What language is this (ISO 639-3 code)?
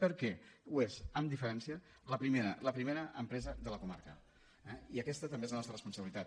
cat